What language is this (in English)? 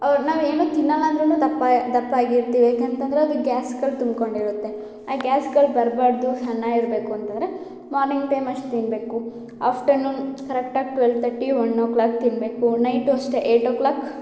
Kannada